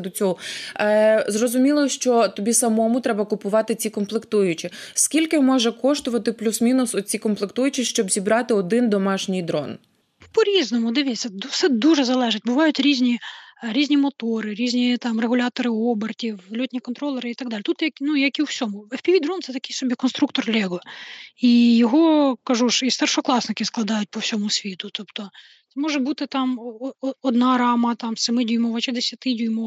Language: Ukrainian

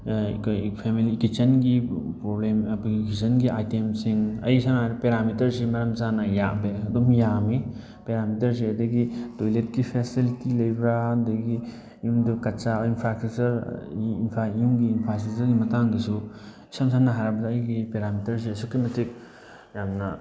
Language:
Manipuri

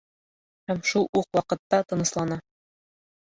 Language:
Bashkir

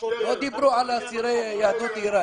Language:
Hebrew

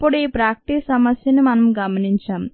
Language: Telugu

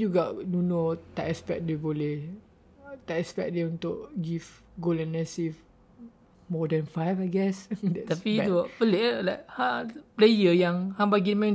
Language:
Malay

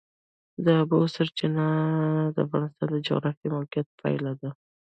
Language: Pashto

